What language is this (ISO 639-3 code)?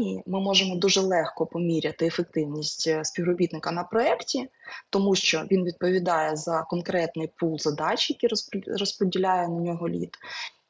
ukr